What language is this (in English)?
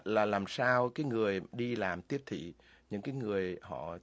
Vietnamese